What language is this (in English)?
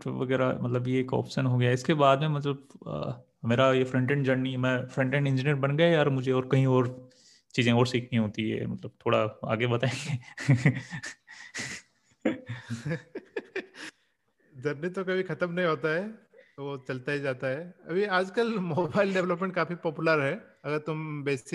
Hindi